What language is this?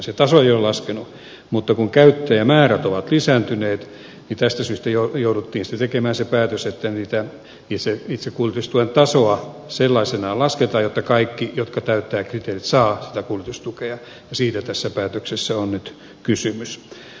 Finnish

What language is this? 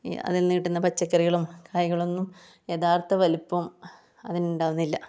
Malayalam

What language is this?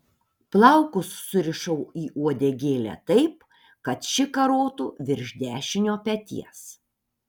Lithuanian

